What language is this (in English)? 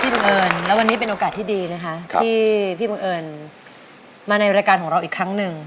Thai